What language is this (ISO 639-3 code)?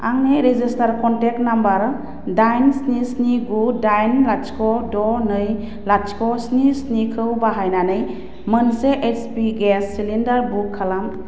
brx